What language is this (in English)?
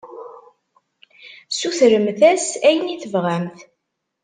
Kabyle